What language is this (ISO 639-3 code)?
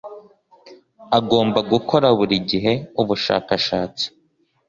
kin